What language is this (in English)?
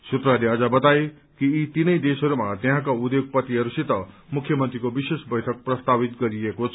Nepali